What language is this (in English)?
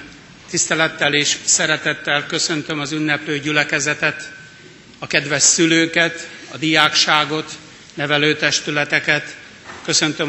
Hungarian